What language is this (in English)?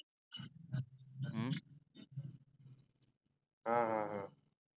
Marathi